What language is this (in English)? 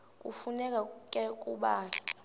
Xhosa